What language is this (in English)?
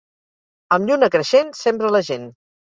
Catalan